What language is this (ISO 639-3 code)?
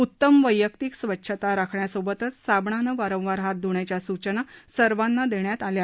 mar